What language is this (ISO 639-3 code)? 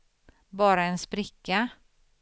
swe